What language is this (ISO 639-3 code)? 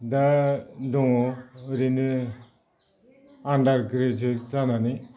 brx